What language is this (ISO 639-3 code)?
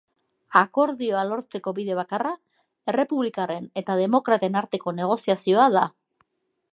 eus